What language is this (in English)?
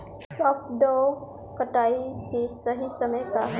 Bhojpuri